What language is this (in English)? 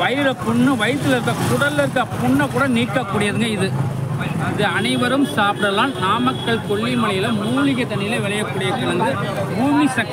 Indonesian